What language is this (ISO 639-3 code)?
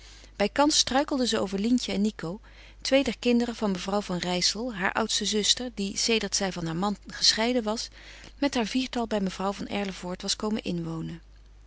nld